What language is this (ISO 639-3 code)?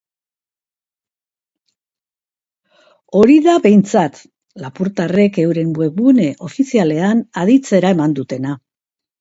eus